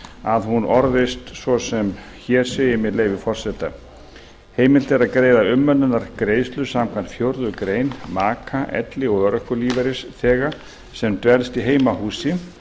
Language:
Icelandic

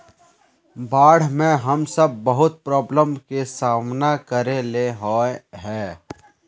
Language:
Magahi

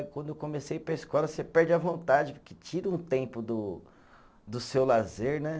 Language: Portuguese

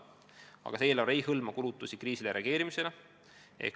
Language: Estonian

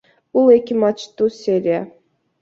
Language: Kyrgyz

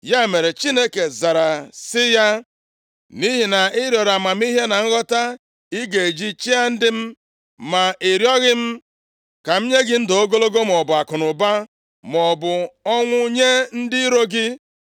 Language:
Igbo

